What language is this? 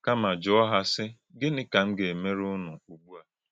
Igbo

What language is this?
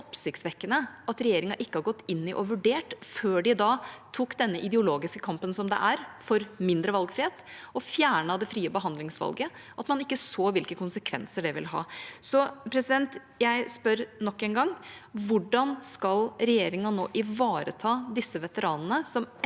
Norwegian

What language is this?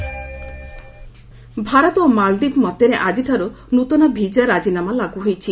Odia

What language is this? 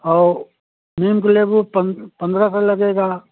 Hindi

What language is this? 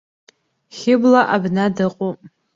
Abkhazian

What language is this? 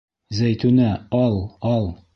Bashkir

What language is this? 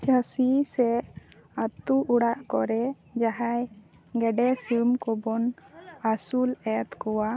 Santali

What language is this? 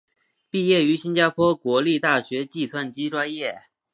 Chinese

